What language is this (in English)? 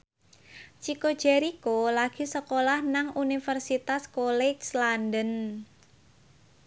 Javanese